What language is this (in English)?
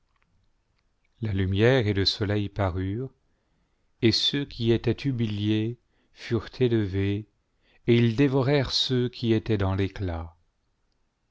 French